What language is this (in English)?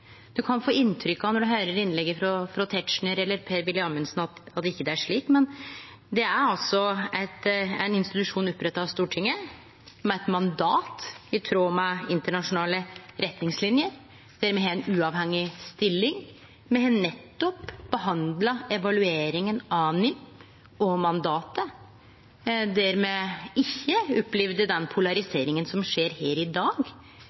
Norwegian Nynorsk